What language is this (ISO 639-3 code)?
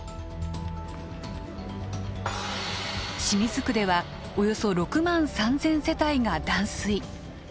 jpn